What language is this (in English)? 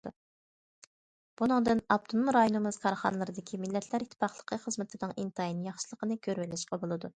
Uyghur